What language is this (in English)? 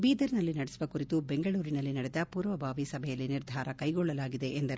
Kannada